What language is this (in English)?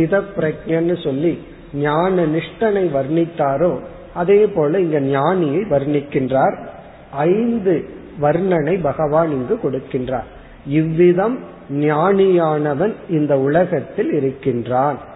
Tamil